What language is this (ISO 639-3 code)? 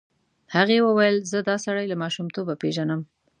pus